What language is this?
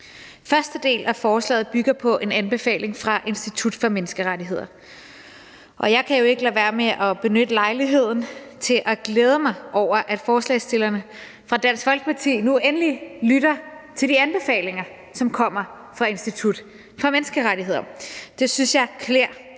Danish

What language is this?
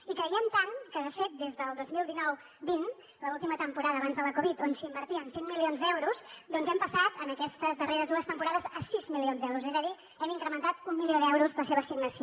Catalan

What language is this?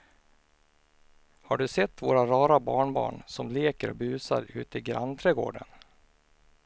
Swedish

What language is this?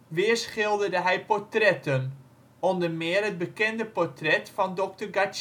Dutch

